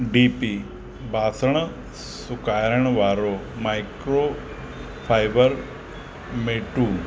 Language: Sindhi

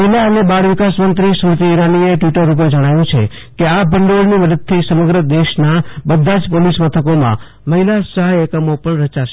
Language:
Gujarati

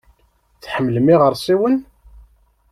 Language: Kabyle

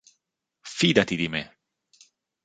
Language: Italian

